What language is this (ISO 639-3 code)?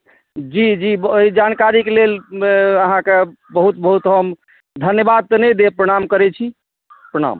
mai